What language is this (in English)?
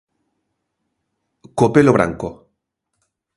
Galician